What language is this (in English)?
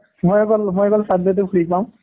Assamese